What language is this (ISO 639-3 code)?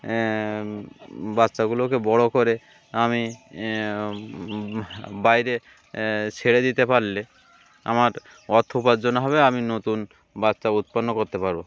ben